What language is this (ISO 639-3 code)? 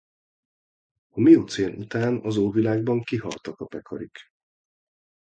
hun